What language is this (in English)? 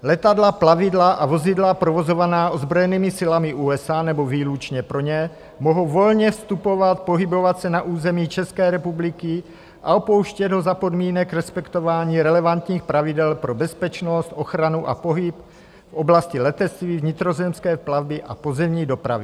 Czech